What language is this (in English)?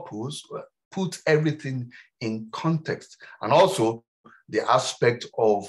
English